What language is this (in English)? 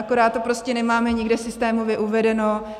Czech